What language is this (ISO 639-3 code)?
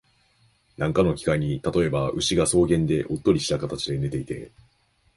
jpn